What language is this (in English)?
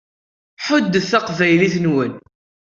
Kabyle